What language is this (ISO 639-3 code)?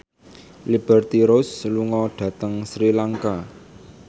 jav